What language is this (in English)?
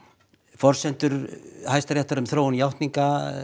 Icelandic